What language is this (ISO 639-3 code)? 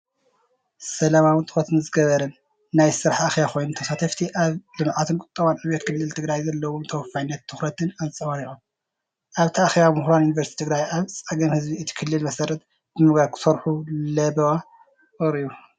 tir